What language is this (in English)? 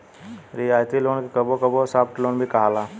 Bhojpuri